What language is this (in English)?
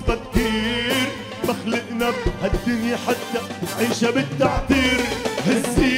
Arabic